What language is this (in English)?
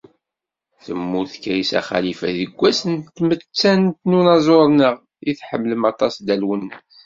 Kabyle